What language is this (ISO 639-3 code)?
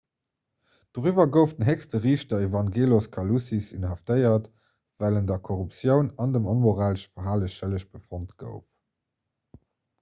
ltz